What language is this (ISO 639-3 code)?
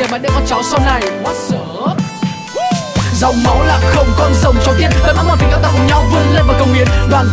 vie